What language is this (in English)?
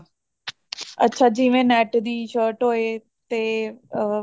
Punjabi